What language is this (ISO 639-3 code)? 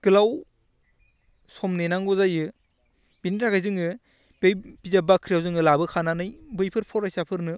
brx